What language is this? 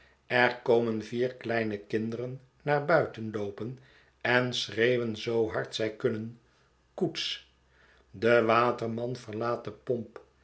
Dutch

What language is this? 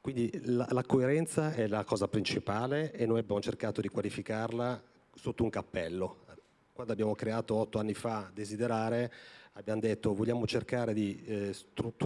Italian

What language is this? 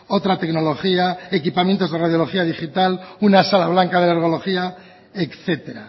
Spanish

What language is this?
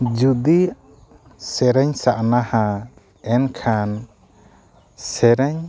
Santali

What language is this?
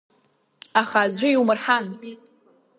Abkhazian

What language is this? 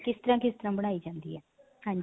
Punjabi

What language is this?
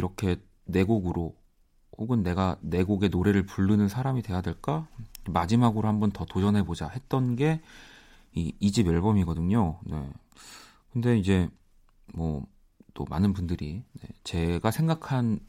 Korean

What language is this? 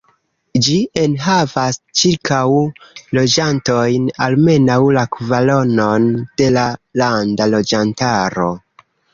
Esperanto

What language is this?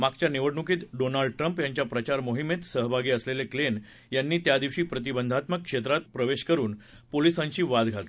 Marathi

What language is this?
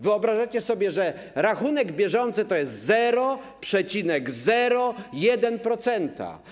Polish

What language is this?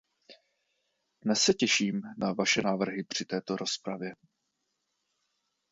Czech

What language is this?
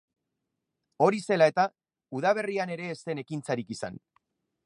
Basque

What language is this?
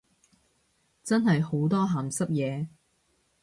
Cantonese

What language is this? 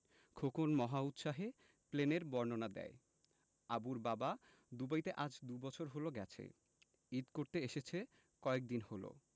Bangla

